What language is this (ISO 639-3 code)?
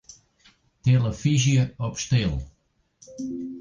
fry